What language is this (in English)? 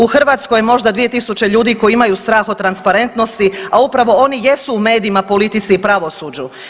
Croatian